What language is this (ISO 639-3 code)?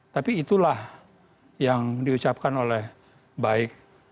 ind